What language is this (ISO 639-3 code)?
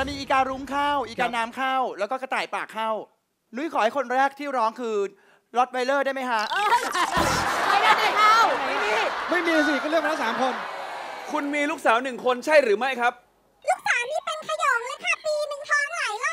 tha